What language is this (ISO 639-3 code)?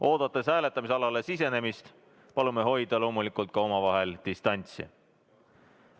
est